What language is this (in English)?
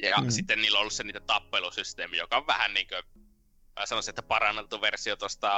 Finnish